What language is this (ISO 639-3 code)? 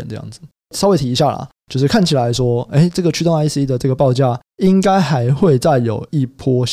zho